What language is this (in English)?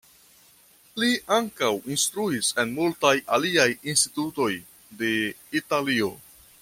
Esperanto